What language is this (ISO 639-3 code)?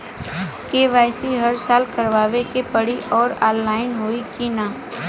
bho